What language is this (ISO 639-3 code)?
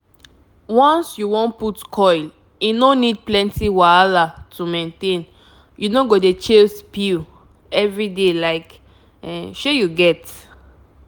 pcm